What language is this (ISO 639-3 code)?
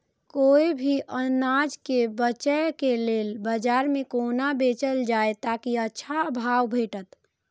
mai